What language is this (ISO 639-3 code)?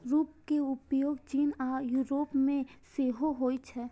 mai